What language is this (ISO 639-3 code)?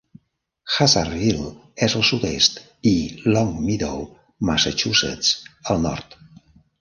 cat